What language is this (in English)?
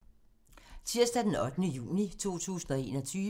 Danish